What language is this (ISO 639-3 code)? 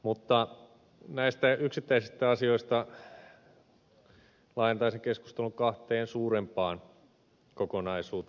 fin